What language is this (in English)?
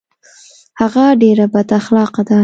Pashto